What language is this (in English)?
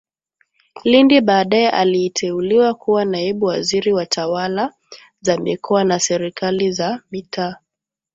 Swahili